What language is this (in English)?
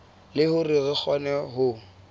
Southern Sotho